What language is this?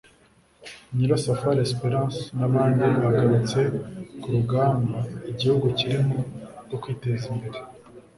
Kinyarwanda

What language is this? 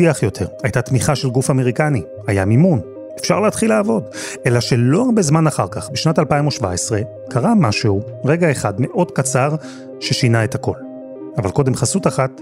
Hebrew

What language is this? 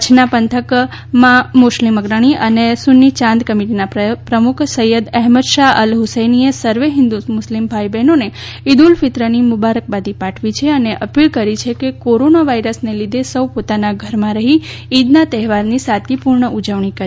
Gujarati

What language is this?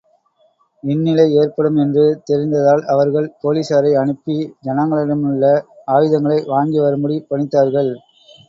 Tamil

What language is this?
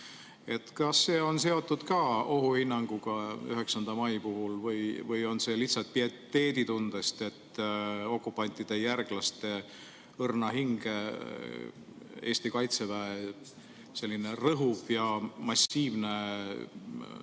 Estonian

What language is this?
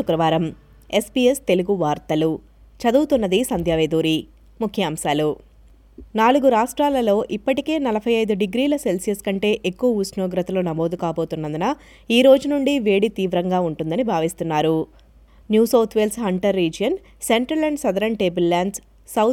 Telugu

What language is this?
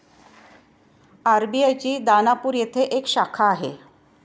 Marathi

